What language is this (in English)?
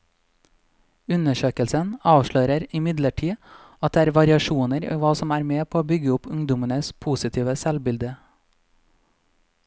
Norwegian